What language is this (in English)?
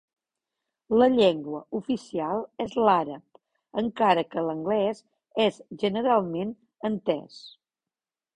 Catalan